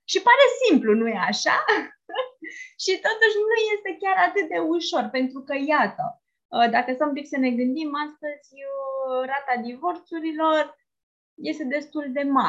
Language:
Romanian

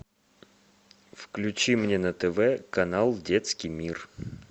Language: Russian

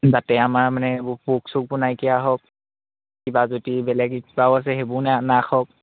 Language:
Assamese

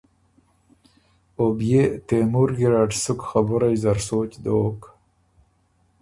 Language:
Ormuri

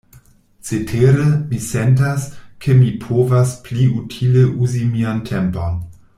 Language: Esperanto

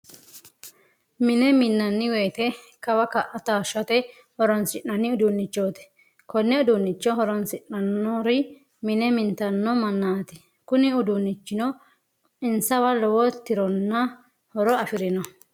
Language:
Sidamo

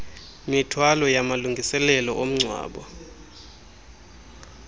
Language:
Xhosa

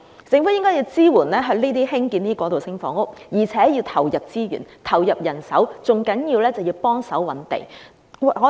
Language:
Cantonese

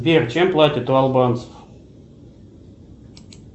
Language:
Russian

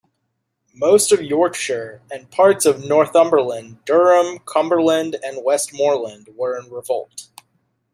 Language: English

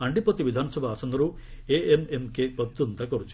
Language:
Odia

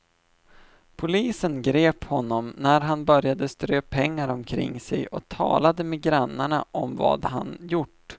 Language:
Swedish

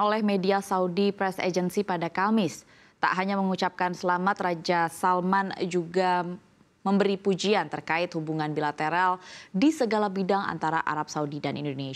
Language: Indonesian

